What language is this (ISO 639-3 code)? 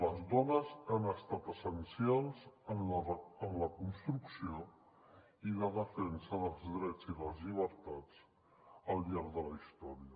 cat